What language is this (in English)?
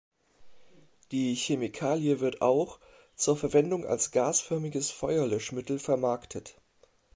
German